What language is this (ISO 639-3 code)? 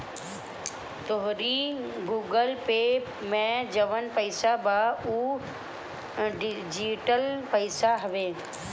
bho